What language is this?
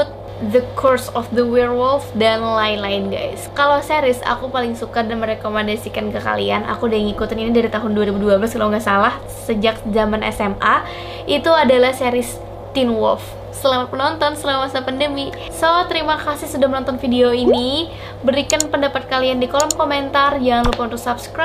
Indonesian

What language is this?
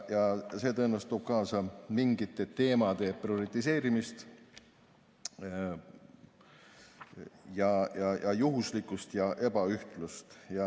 Estonian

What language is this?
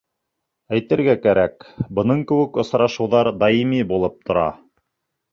Bashkir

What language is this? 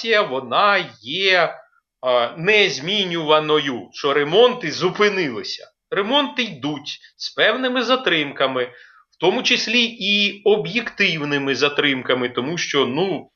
Ukrainian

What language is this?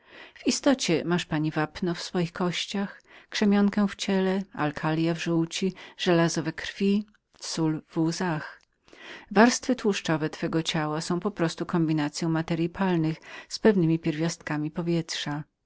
Polish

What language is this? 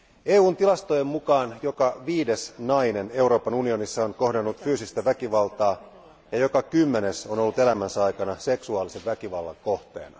Finnish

